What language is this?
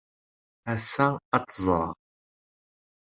Kabyle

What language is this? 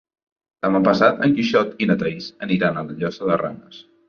Catalan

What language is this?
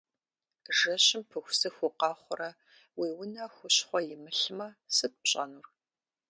Kabardian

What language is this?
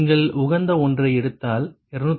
Tamil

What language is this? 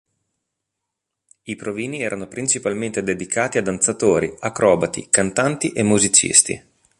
Italian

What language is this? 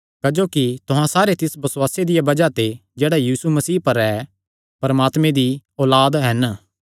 Kangri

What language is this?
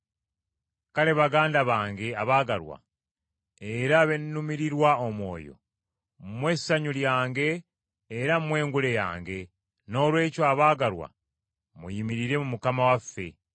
Ganda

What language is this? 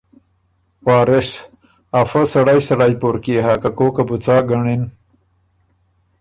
Ormuri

